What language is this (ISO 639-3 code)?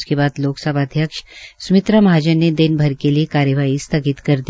hin